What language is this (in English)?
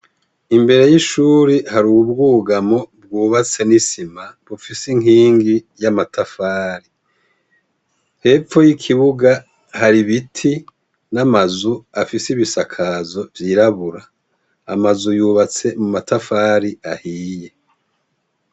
Rundi